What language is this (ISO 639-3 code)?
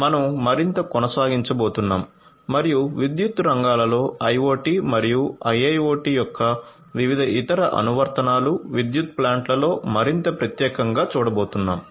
tel